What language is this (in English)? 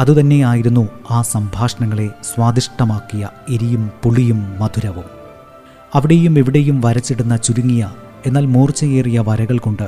Malayalam